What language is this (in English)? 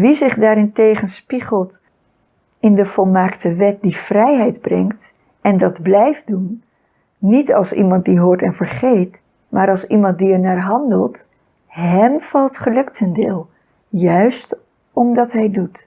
Dutch